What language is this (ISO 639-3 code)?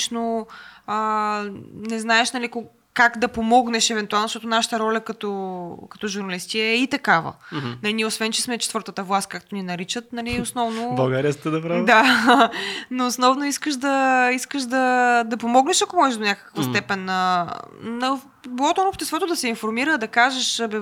bul